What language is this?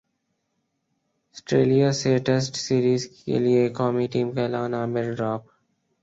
Urdu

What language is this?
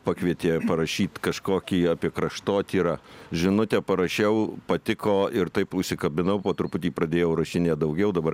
Lithuanian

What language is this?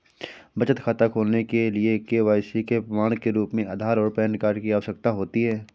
Hindi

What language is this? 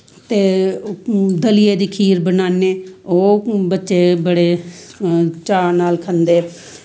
Dogri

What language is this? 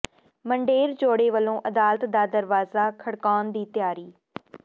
Punjabi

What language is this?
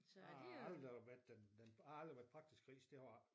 Danish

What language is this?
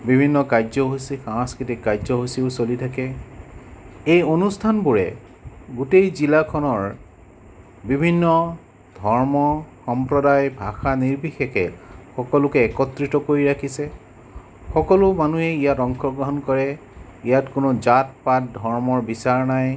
Assamese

